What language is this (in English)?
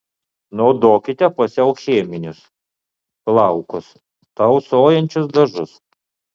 Lithuanian